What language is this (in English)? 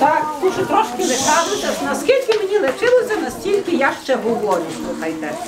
Ukrainian